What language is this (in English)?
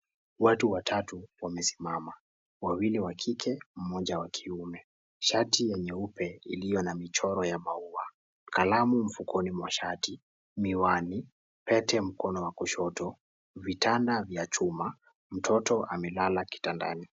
Swahili